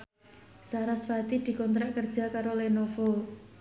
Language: Javanese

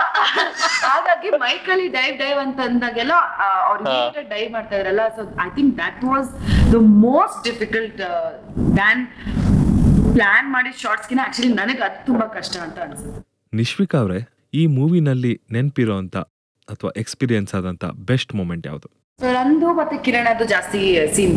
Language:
Kannada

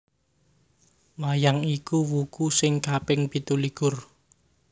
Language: Javanese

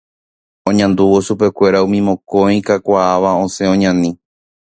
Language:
Guarani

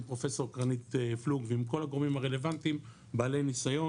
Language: Hebrew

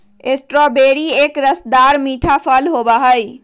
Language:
Magahi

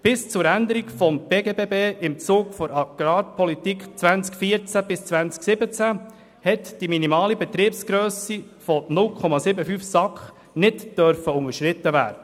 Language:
Swiss German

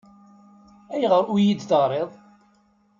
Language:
Kabyle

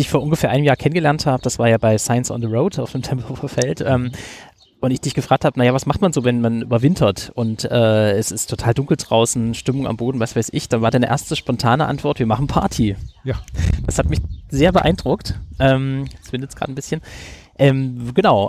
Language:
German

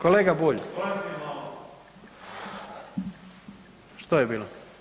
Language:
Croatian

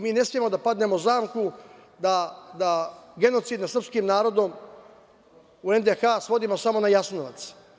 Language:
Serbian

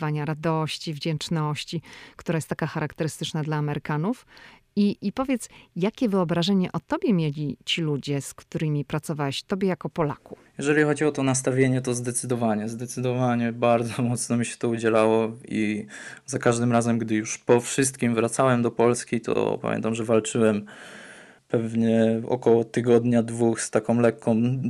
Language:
Polish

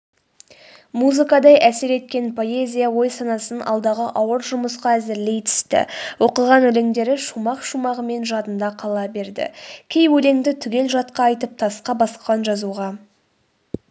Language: Kazakh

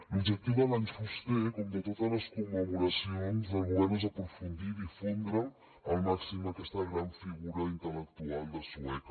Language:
Catalan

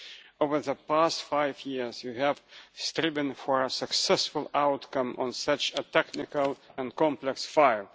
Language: English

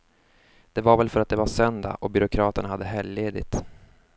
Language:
Swedish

